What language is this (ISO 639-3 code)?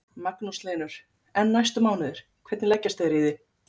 isl